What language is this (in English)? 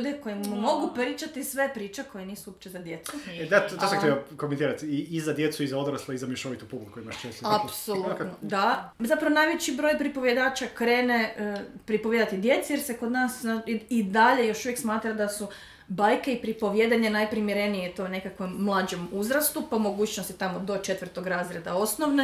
Croatian